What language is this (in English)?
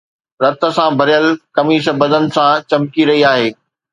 Sindhi